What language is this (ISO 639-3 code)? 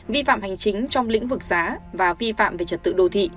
vie